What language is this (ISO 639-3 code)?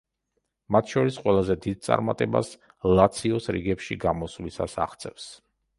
kat